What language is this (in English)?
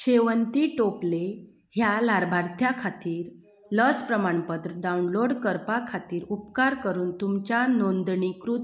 Konkani